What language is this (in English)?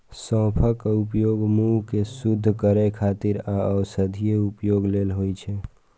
Maithili